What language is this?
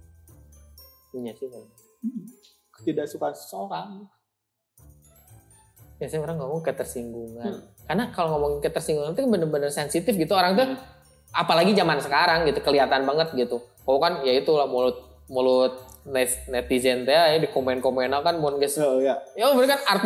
Indonesian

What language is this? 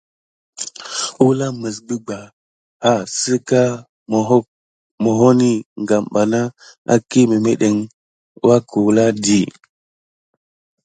Gidar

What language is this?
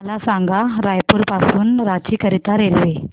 Marathi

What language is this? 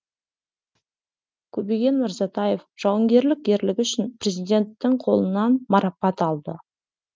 Kazakh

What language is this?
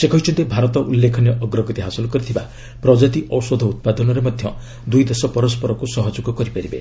Odia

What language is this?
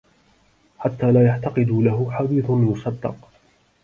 Arabic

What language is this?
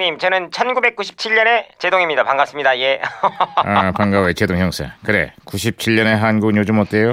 Korean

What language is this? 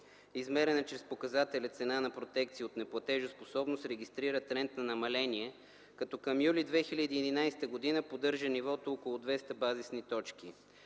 Bulgarian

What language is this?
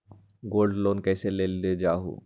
Magahi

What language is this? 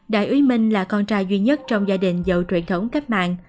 Vietnamese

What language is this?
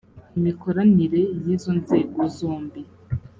Kinyarwanda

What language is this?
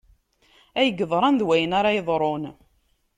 Kabyle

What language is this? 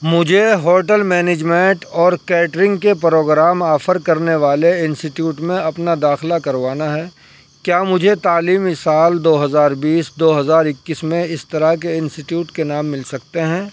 Urdu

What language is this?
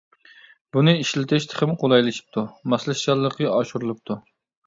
Uyghur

